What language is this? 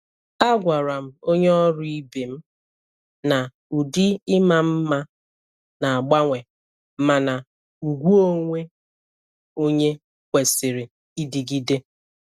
Igbo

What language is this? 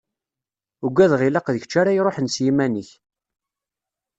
Kabyle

